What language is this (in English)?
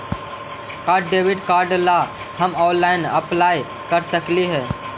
Magahi